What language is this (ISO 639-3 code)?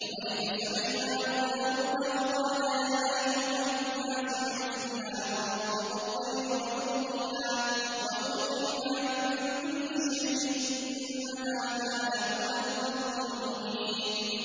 ara